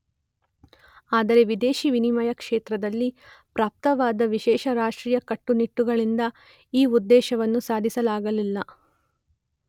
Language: Kannada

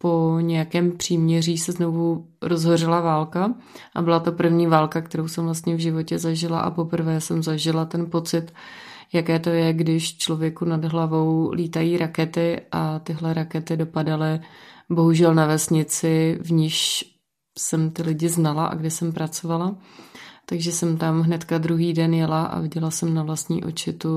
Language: Czech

